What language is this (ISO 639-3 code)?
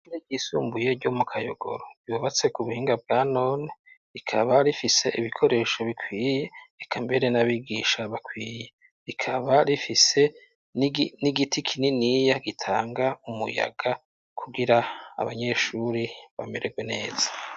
run